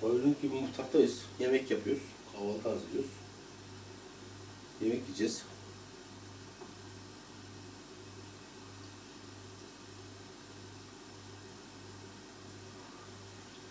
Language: Turkish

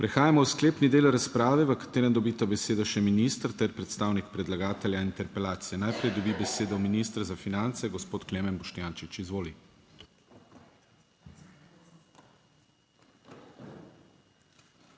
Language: Slovenian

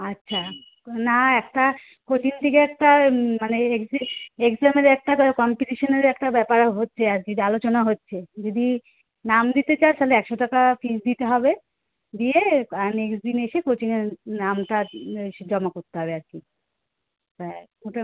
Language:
Bangla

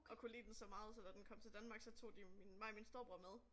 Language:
Danish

